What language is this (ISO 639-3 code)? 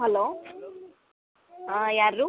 kan